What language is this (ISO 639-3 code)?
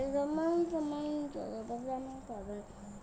ben